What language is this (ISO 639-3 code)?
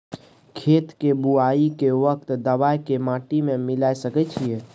mai